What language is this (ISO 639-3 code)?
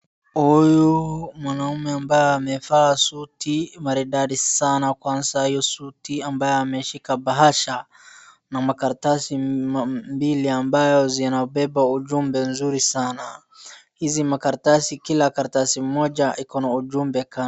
swa